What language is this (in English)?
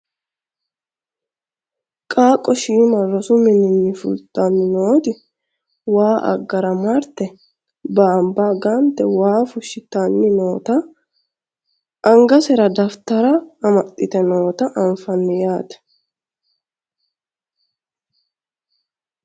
Sidamo